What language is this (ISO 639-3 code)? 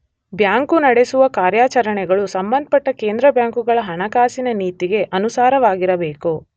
kan